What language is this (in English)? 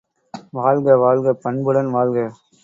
Tamil